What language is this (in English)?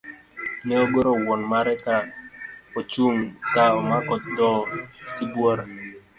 Luo (Kenya and Tanzania)